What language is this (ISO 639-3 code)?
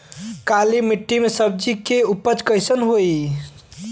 bho